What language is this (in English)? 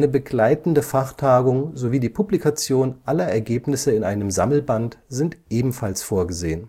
German